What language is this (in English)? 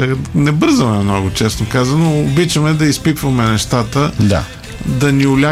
Bulgarian